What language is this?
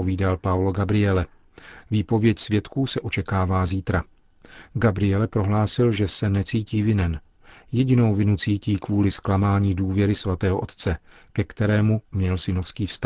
Czech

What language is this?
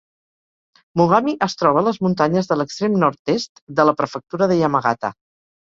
Catalan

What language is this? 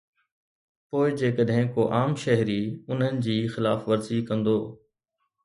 Sindhi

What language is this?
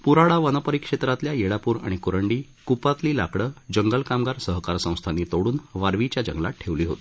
Marathi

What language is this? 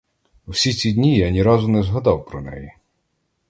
Ukrainian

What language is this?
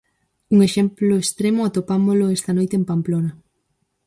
Galician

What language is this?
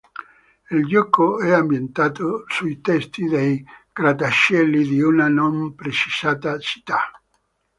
Italian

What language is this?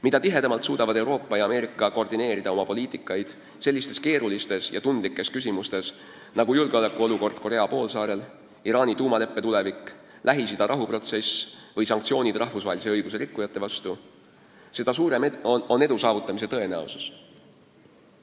Estonian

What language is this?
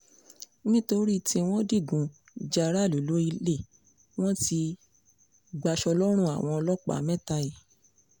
Yoruba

